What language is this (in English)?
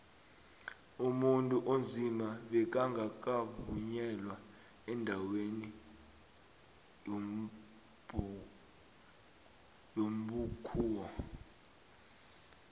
South Ndebele